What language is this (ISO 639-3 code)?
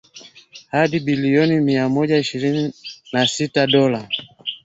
swa